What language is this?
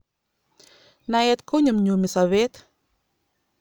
Kalenjin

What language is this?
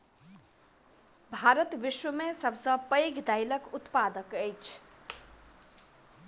Maithili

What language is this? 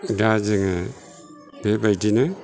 Bodo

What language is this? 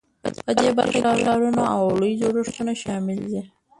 Pashto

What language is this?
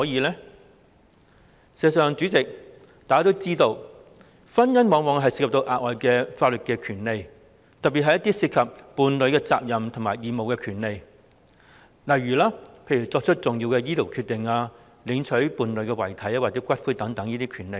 Cantonese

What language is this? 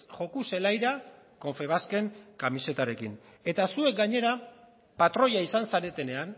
Basque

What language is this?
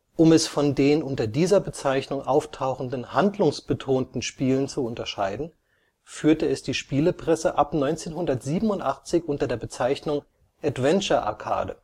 German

